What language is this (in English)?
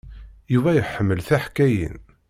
Kabyle